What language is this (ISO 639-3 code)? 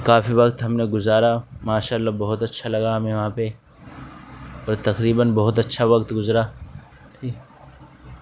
urd